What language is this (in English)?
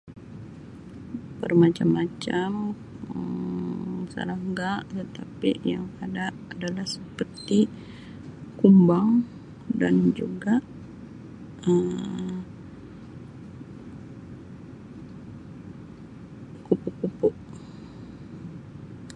Sabah Malay